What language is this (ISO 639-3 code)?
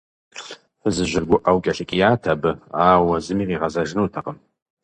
kbd